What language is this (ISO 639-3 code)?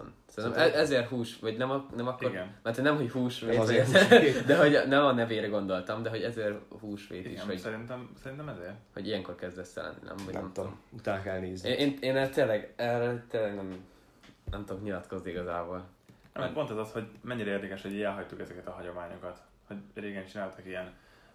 hun